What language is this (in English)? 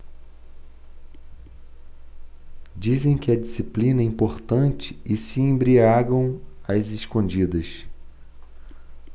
Portuguese